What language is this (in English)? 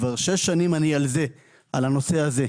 Hebrew